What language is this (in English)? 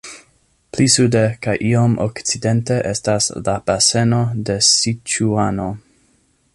Esperanto